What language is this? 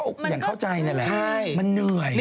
Thai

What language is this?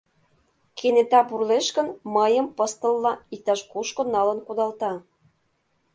Mari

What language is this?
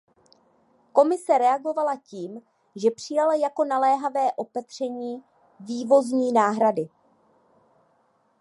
Czech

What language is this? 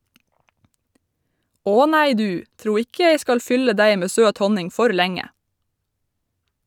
Norwegian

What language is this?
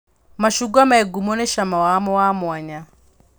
Kikuyu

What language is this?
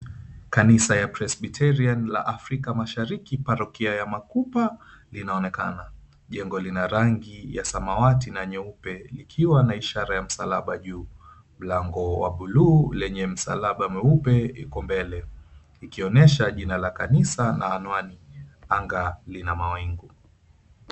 Swahili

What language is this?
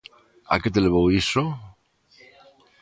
Galician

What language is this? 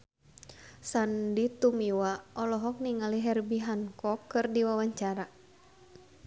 Sundanese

